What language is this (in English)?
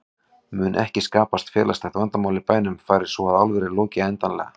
Icelandic